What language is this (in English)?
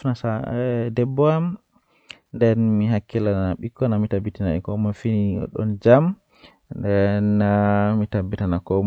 Western Niger Fulfulde